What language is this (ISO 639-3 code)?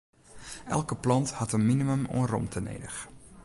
fry